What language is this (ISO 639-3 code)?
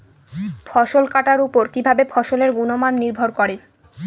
ben